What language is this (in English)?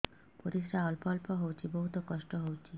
Odia